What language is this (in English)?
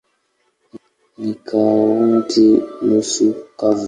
Swahili